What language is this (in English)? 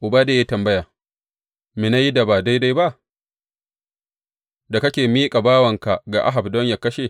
Hausa